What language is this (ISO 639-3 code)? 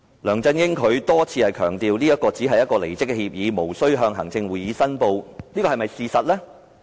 yue